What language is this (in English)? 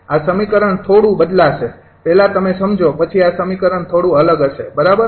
Gujarati